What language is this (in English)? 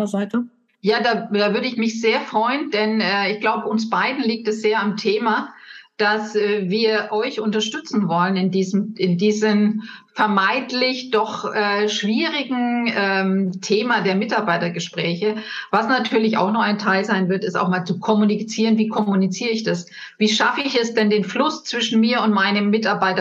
German